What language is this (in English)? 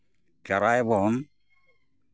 Santali